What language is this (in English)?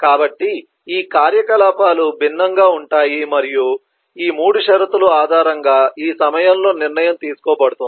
Telugu